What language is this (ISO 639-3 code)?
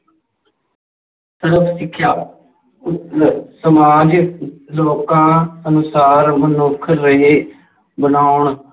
pan